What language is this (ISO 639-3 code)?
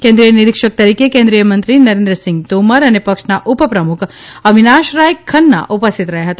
guj